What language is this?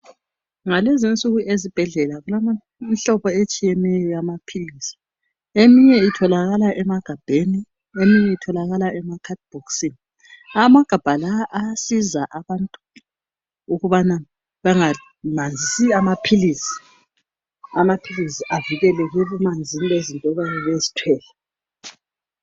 North Ndebele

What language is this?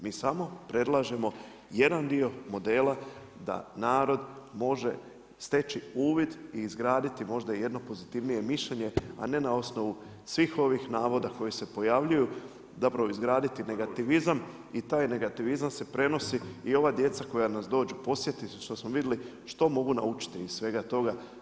Croatian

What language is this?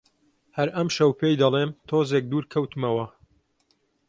Central Kurdish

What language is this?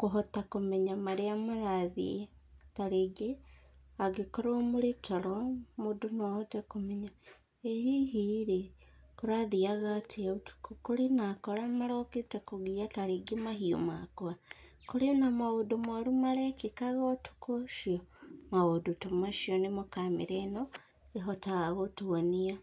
Kikuyu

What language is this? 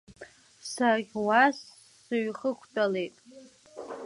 Abkhazian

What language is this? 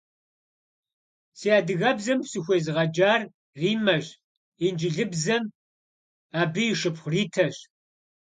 Kabardian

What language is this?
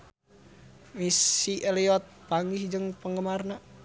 Sundanese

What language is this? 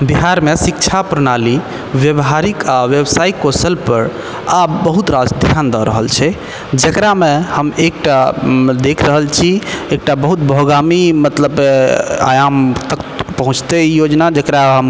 Maithili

